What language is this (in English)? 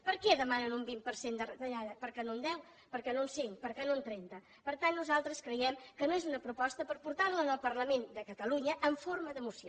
Catalan